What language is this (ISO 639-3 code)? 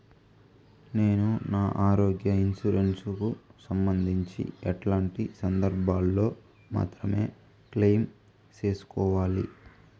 tel